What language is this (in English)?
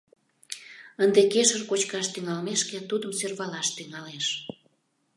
Mari